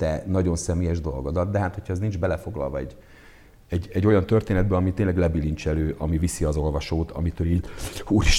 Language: Hungarian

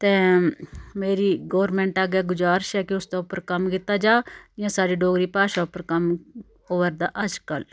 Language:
Dogri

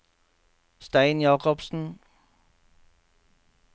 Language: Norwegian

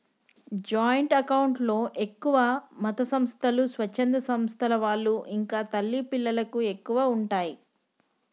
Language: Telugu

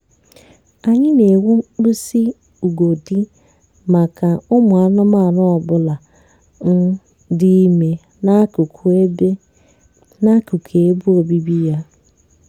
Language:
Igbo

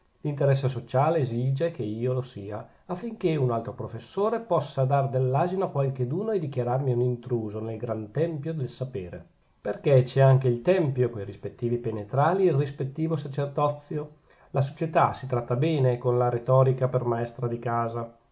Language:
Italian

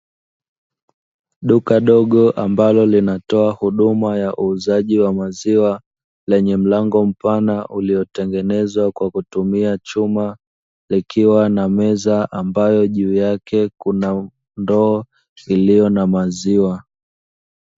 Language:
Swahili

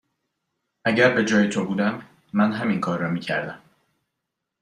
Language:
Persian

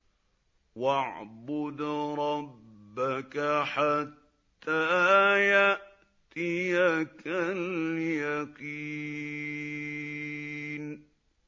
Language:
Arabic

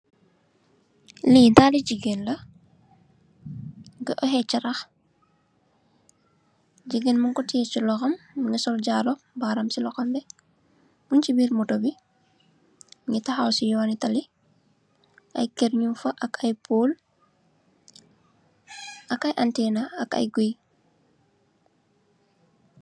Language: Wolof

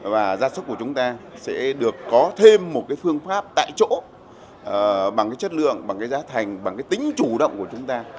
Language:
Vietnamese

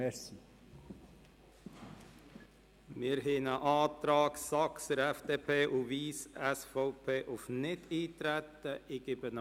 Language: Swiss German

